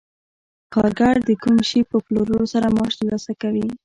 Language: Pashto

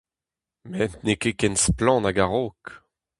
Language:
Breton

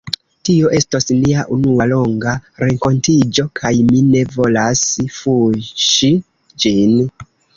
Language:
Esperanto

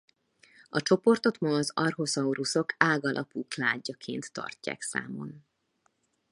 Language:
Hungarian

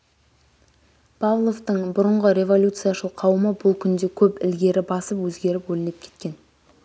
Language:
Kazakh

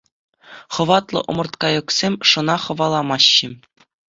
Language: Chuvash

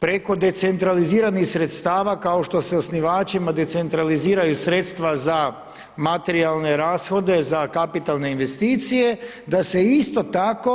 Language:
Croatian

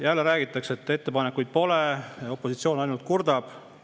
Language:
Estonian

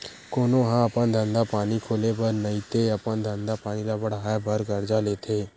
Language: Chhattisgarhi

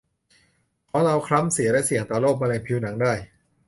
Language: Thai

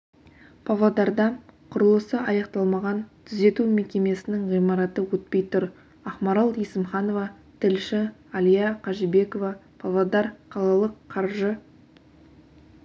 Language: Kazakh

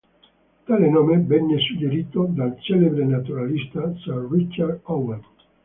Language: Italian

